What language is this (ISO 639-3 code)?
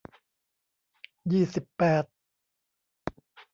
tha